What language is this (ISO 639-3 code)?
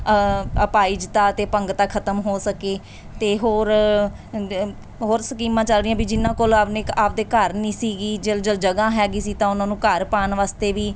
pan